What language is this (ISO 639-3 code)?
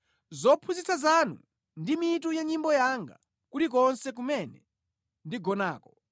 nya